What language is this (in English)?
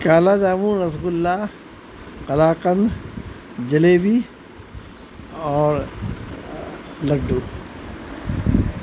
Urdu